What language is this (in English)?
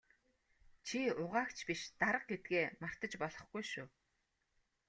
Mongolian